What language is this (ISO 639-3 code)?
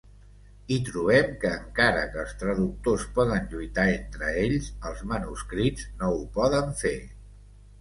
cat